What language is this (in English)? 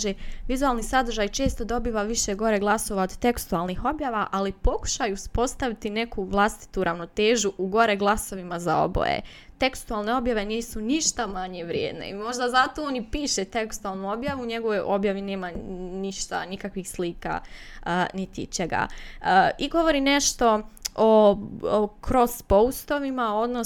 Croatian